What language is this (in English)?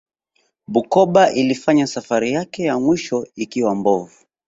Swahili